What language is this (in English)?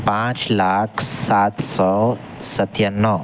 Urdu